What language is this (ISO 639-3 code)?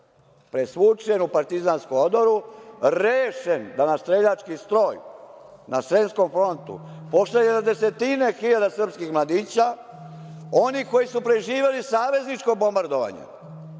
srp